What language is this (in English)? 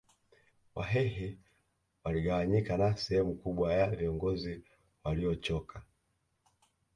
Swahili